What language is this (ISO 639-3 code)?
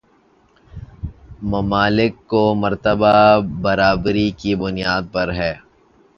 urd